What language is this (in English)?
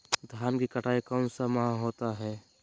Magahi